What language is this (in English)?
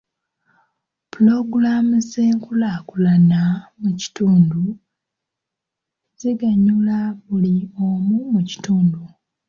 Ganda